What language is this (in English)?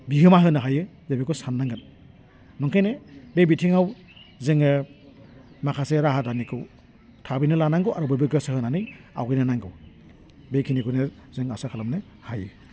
Bodo